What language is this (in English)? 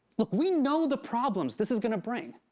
English